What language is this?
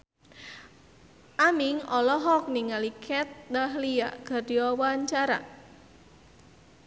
Sundanese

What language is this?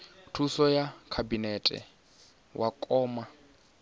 Venda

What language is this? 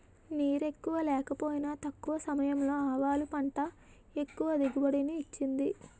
Telugu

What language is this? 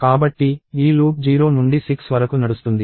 Telugu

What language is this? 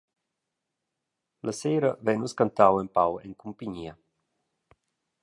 Romansh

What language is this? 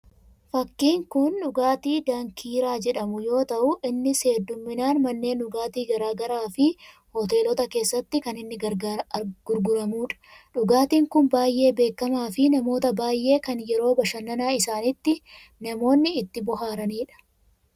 Oromo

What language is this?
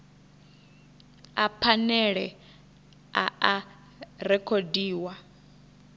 Venda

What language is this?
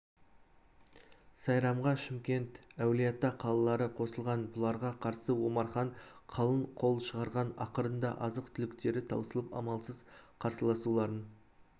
Kazakh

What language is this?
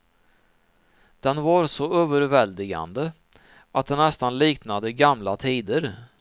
Swedish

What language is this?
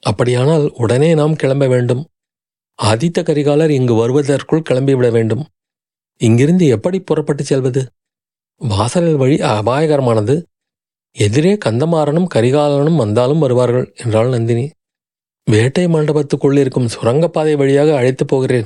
Tamil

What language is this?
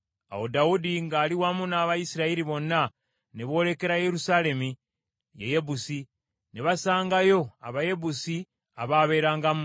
Ganda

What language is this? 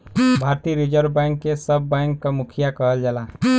Bhojpuri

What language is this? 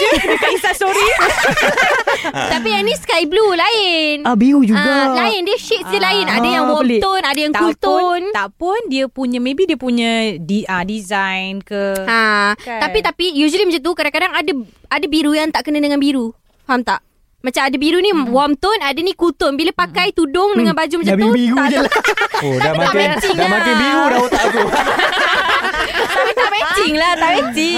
Malay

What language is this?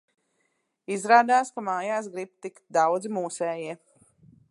Latvian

